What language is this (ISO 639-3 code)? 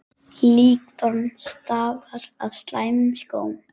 isl